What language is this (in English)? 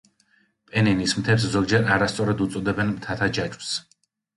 Georgian